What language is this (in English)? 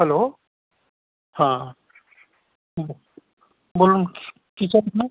Bangla